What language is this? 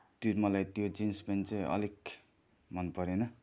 Nepali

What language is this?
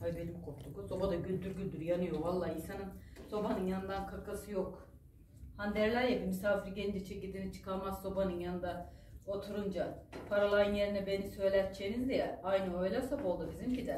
Turkish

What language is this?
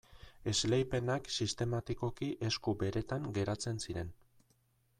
Basque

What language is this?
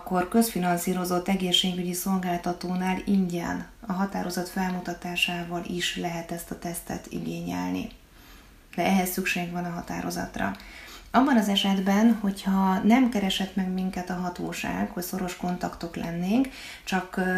Hungarian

